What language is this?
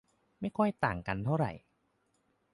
Thai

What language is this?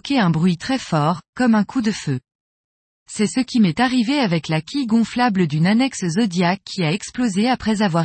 French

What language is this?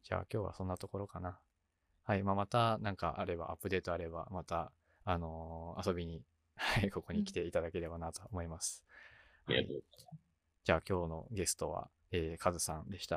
Japanese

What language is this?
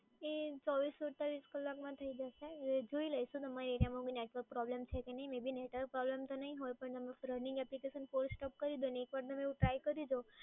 Gujarati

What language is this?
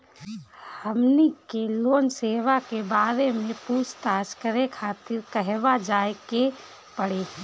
Bhojpuri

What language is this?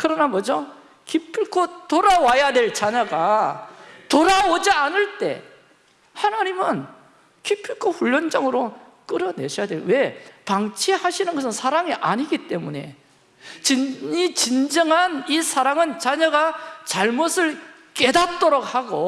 Korean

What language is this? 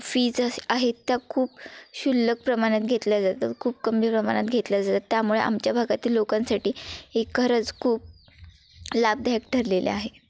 Marathi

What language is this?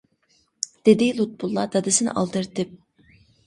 Uyghur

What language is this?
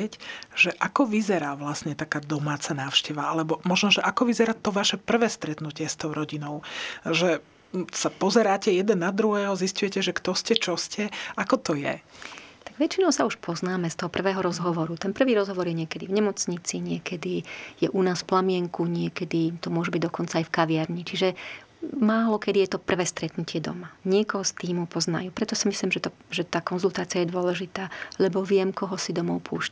Slovak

